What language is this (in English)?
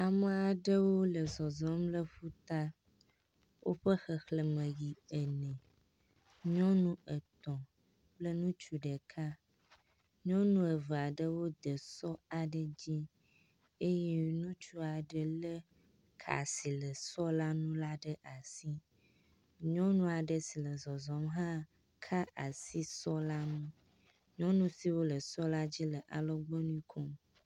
Ewe